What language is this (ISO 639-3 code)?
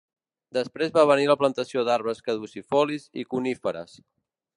cat